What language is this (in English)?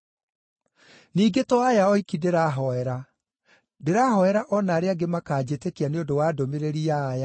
Kikuyu